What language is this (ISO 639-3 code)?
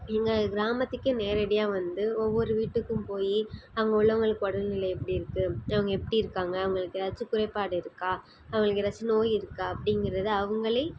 tam